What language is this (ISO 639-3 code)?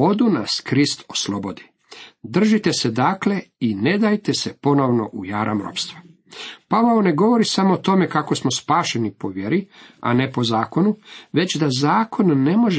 hrv